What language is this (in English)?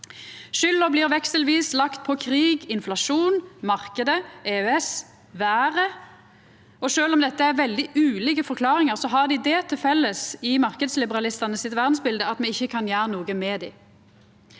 Norwegian